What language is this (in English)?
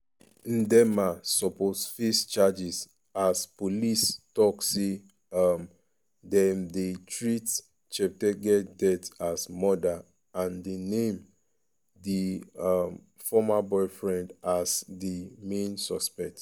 Nigerian Pidgin